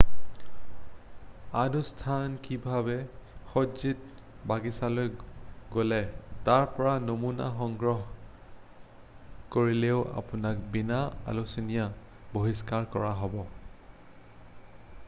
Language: Assamese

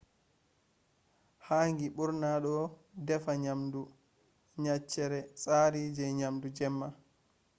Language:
Fula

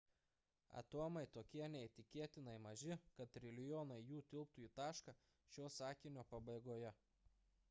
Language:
Lithuanian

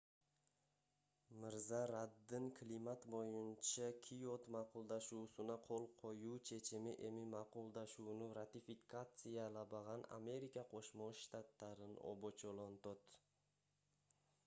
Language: Kyrgyz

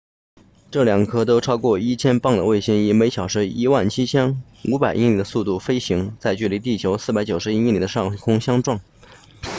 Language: Chinese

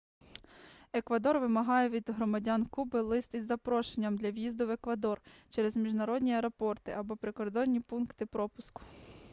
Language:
Ukrainian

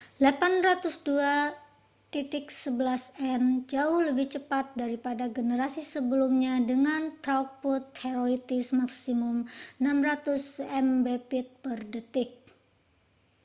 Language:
Indonesian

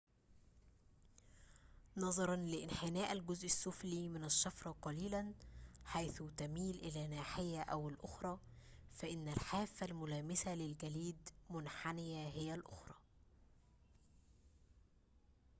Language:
Arabic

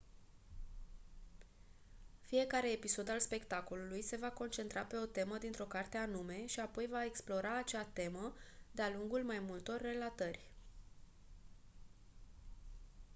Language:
Romanian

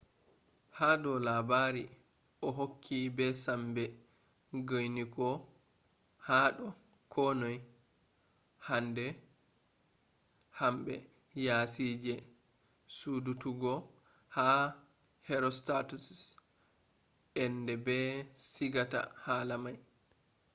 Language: Fula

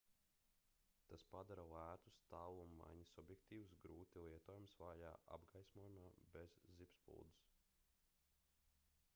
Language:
Latvian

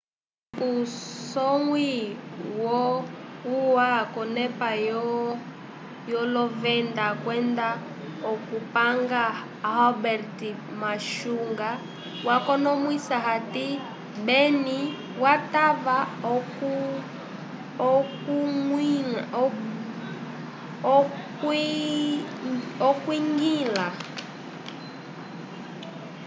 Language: Umbundu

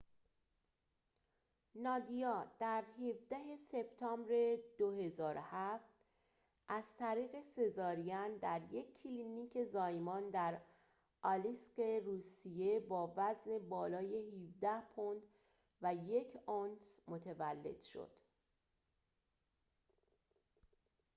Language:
Persian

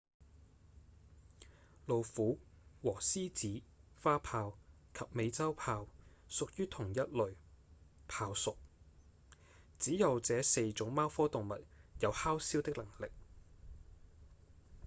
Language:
Cantonese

